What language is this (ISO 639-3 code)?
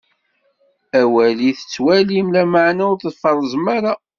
kab